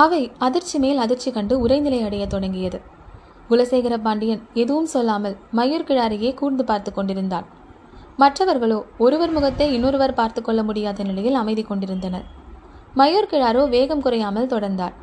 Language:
Tamil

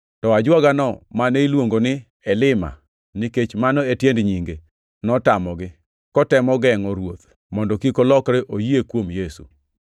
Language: Luo (Kenya and Tanzania)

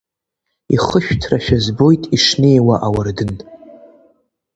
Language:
Abkhazian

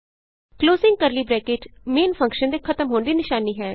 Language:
Punjabi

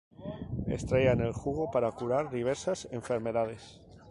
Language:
Spanish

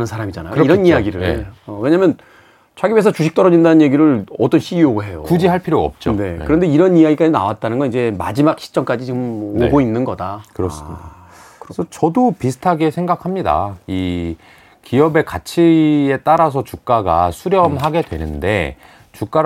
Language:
Korean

